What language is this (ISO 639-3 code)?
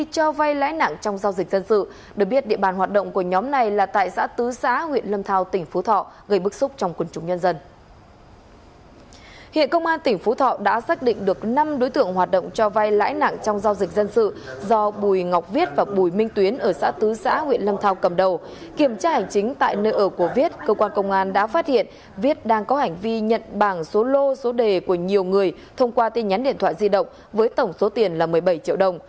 vie